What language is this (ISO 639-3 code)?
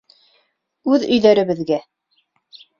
bak